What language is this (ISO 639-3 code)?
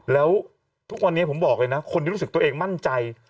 tha